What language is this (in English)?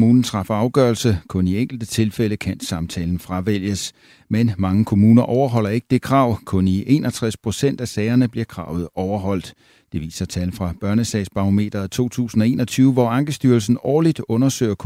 Danish